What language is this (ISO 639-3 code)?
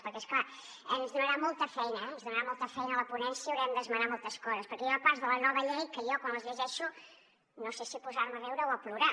cat